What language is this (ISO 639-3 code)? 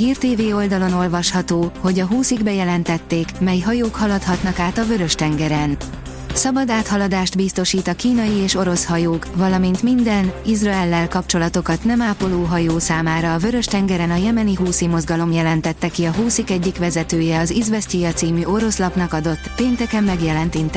hun